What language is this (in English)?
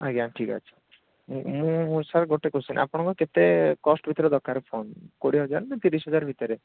Odia